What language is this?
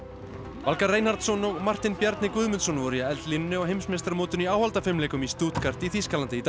Icelandic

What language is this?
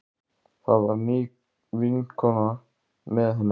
Icelandic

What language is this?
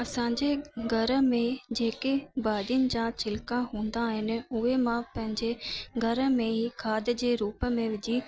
Sindhi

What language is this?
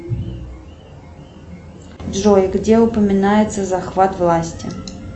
Russian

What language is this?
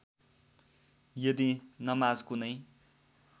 Nepali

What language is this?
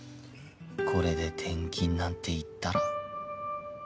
Japanese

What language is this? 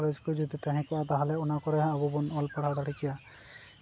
Santali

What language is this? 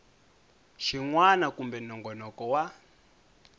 Tsonga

